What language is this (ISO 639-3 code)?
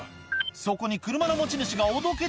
jpn